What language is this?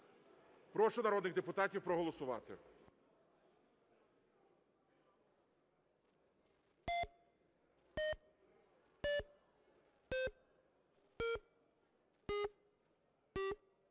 Ukrainian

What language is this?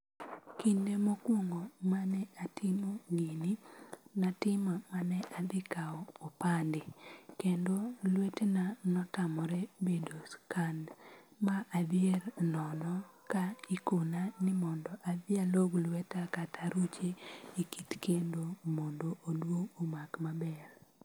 Luo (Kenya and Tanzania)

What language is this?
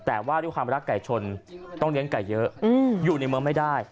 Thai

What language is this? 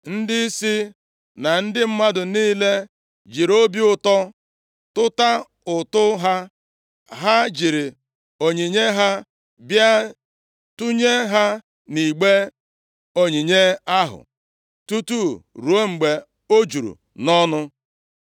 Igbo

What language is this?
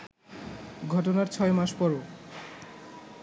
Bangla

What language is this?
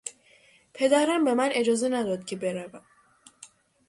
Persian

